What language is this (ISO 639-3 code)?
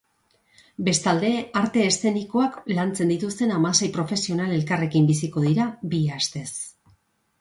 eus